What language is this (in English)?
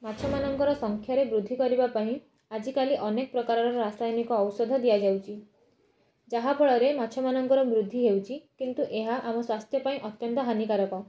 Odia